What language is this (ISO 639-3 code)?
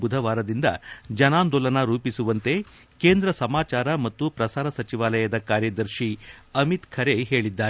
kan